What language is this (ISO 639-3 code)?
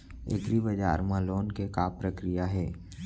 hne